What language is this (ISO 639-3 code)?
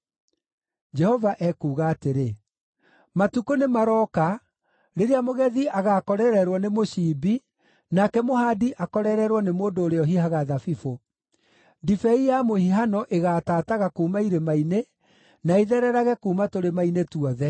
kik